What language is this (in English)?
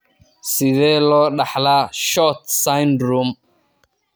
Somali